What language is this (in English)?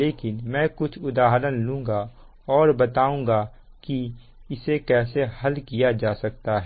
Hindi